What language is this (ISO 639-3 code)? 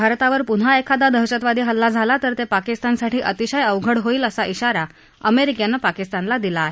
mar